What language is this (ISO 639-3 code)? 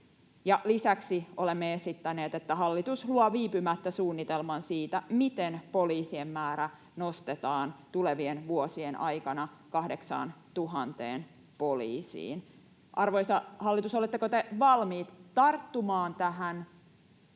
fin